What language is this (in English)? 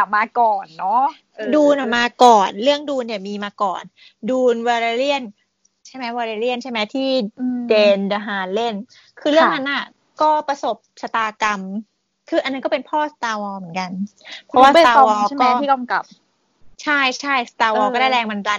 Thai